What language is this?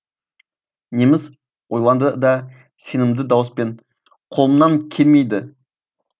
Kazakh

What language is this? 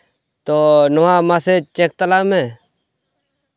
Santali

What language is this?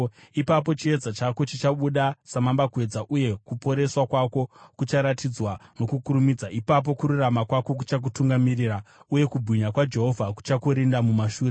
Shona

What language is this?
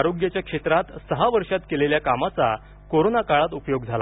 Marathi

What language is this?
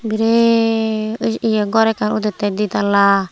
Chakma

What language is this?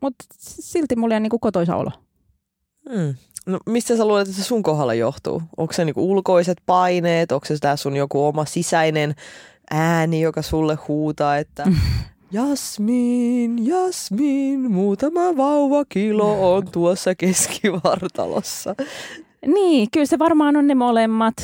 Finnish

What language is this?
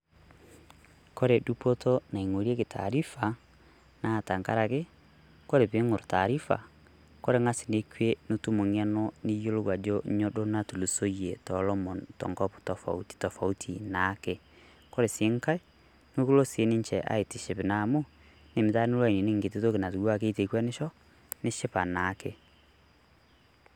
Masai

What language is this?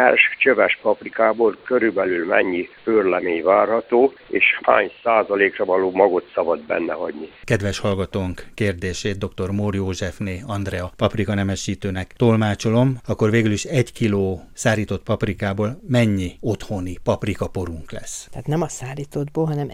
Hungarian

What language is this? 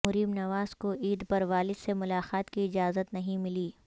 Urdu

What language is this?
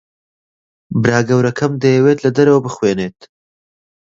Central Kurdish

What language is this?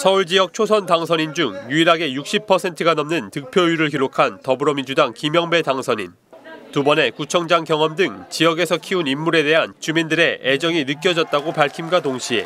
Korean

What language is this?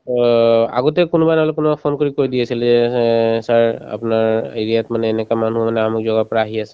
Assamese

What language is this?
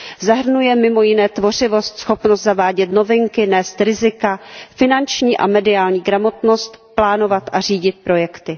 Czech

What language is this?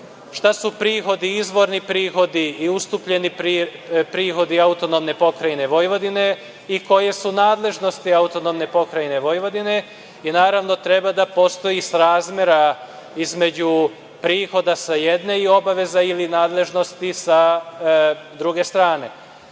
Serbian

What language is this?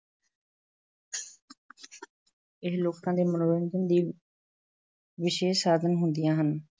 Punjabi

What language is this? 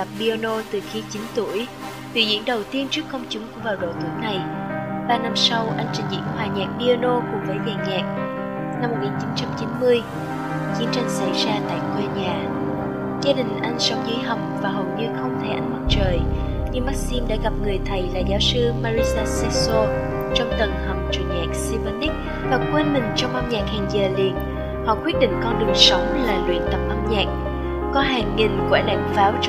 Vietnamese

